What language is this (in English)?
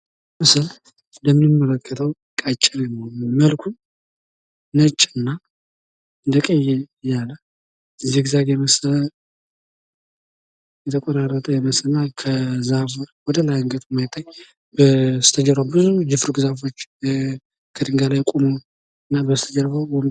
Amharic